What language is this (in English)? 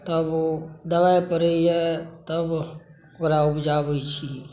Maithili